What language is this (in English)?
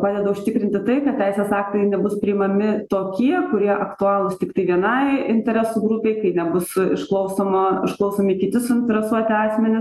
Lithuanian